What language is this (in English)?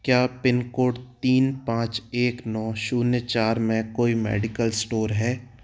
Hindi